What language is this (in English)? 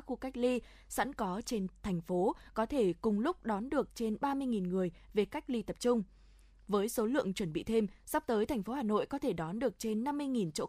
Vietnamese